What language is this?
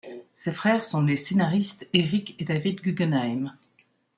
French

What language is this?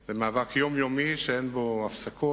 Hebrew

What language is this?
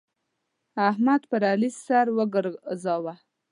Pashto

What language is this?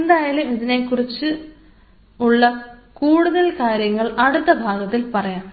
Malayalam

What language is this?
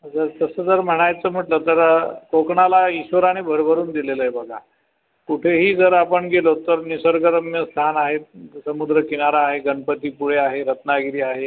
Marathi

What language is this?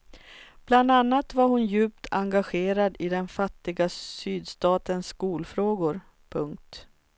Swedish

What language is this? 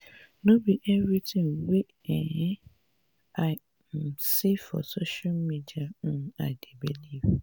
Nigerian Pidgin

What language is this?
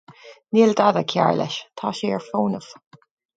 Irish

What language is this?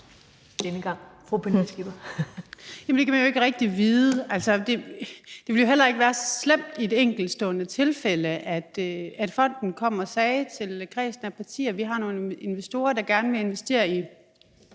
Danish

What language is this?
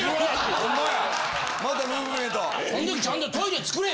Japanese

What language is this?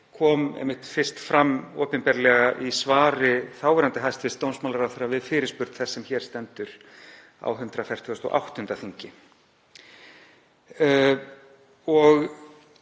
Icelandic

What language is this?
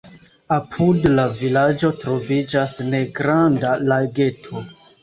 Esperanto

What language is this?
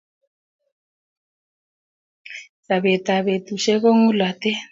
Kalenjin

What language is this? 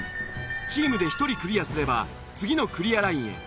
Japanese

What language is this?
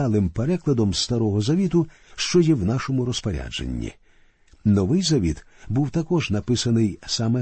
Ukrainian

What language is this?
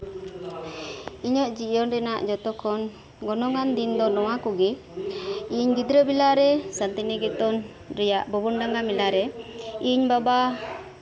Santali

